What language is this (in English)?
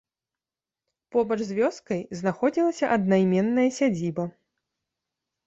Belarusian